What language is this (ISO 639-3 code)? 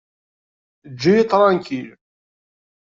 kab